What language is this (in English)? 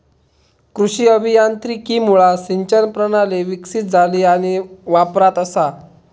Marathi